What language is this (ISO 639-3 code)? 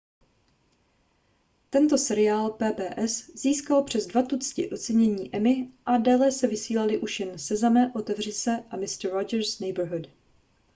ces